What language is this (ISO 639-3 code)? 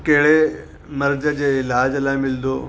snd